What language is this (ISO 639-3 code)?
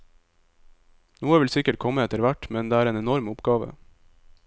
nor